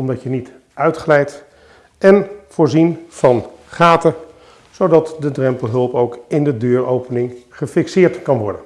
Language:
Dutch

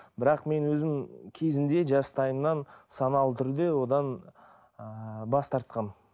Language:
Kazakh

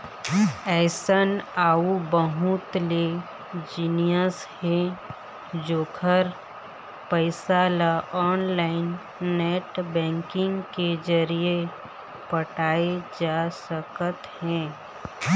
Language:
Chhattisgarhi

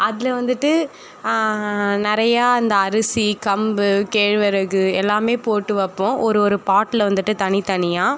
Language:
Tamil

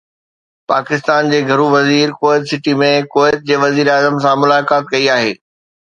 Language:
Sindhi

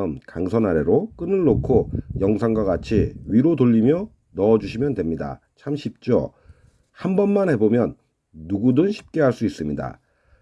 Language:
Korean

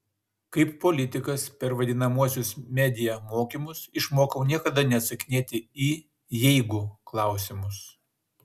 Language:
Lithuanian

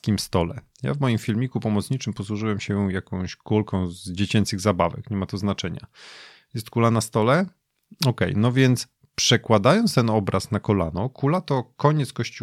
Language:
Polish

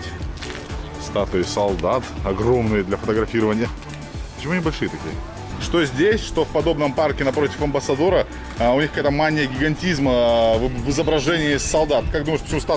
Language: Russian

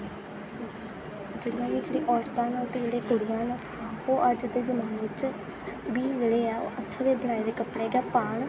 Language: Dogri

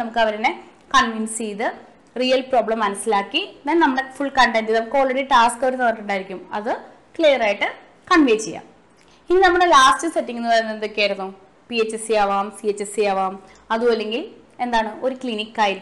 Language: Malayalam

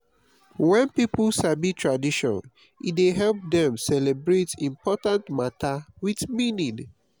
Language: Nigerian Pidgin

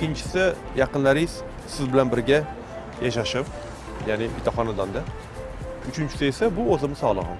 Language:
Uzbek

